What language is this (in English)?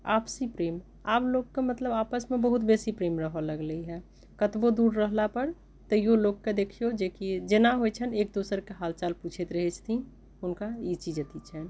Maithili